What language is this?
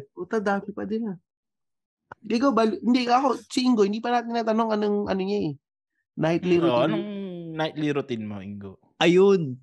Filipino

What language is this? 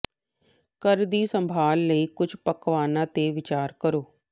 Punjabi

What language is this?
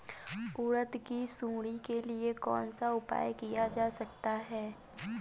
Hindi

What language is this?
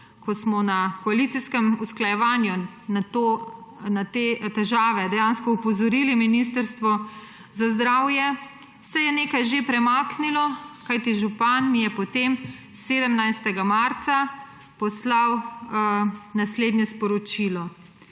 Slovenian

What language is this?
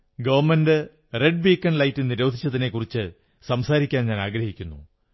Malayalam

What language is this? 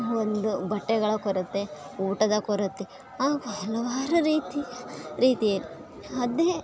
Kannada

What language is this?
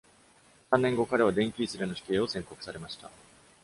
Japanese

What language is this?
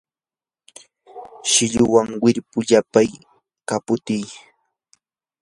Yanahuanca Pasco Quechua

